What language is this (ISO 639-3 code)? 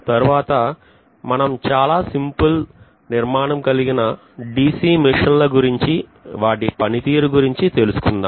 tel